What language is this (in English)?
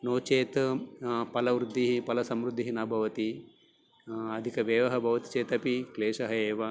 Sanskrit